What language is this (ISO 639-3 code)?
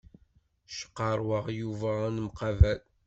kab